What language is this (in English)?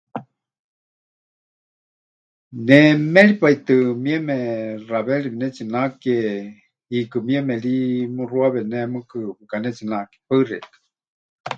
Huichol